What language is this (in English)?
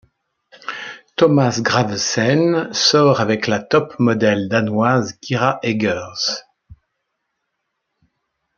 French